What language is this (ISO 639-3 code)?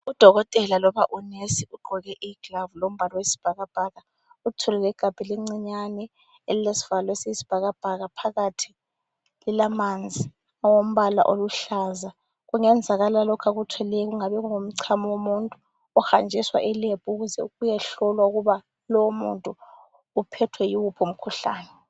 nde